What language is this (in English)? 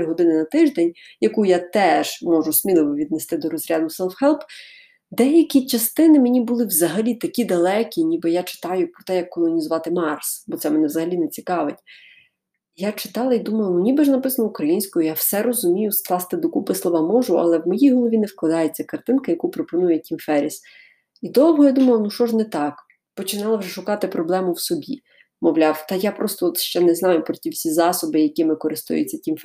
Ukrainian